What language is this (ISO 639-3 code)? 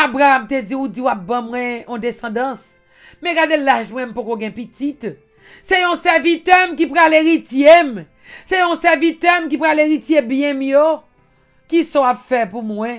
fra